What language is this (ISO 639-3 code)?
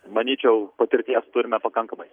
lit